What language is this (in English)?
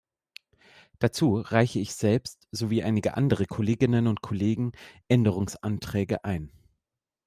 German